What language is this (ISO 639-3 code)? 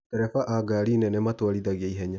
kik